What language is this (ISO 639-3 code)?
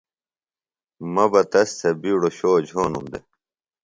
phl